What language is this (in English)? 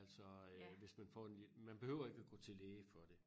Danish